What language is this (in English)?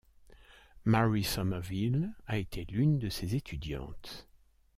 French